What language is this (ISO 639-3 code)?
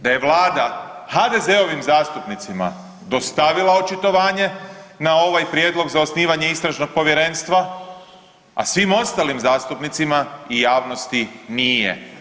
hrv